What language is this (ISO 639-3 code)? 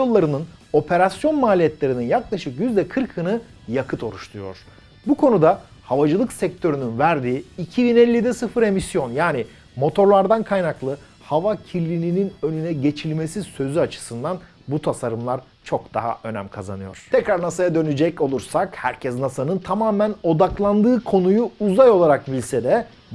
tur